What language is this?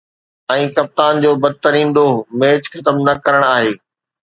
Sindhi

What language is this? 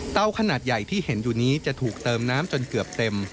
Thai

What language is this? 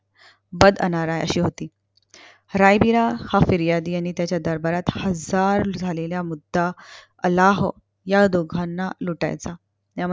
Marathi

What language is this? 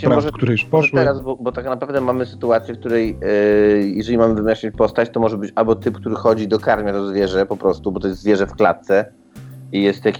Polish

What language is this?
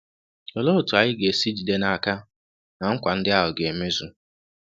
Igbo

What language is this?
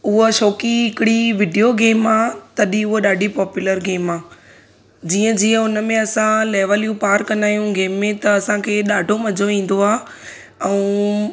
Sindhi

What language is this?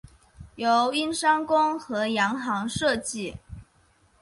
Chinese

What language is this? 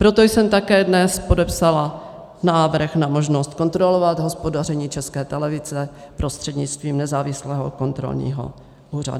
Czech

